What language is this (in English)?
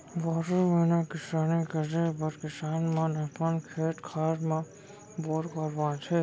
Chhattisgarhi